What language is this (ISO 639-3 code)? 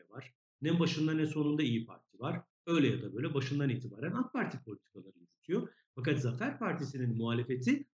tur